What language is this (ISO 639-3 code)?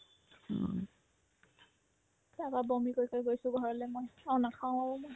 asm